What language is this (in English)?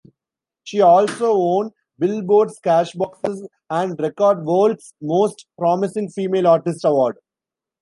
English